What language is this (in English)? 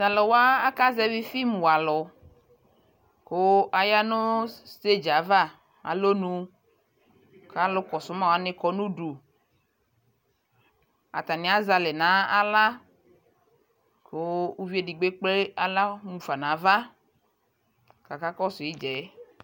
Ikposo